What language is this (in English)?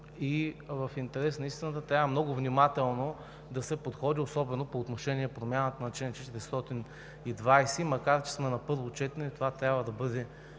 Bulgarian